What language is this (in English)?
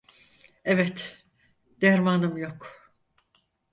Turkish